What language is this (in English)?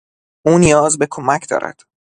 Persian